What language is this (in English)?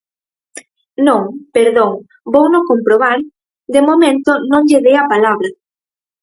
Galician